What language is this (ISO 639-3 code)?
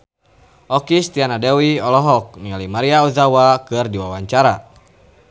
sun